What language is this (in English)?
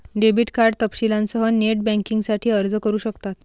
Marathi